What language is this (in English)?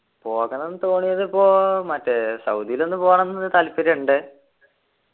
Malayalam